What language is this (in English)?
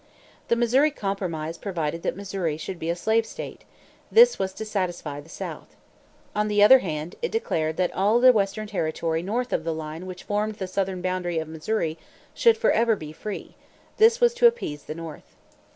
English